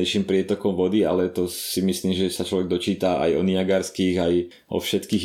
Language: Slovak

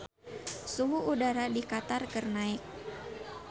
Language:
Sundanese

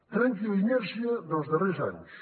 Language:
Catalan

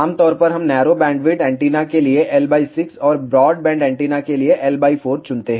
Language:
Hindi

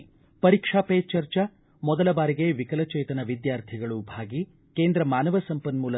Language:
Kannada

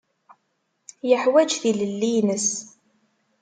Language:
Kabyle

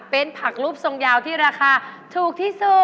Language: Thai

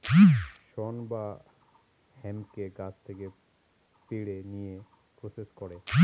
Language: Bangla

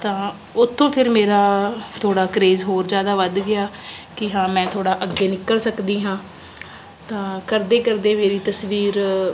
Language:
Punjabi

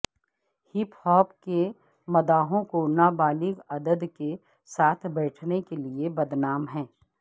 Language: Urdu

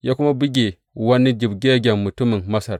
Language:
Hausa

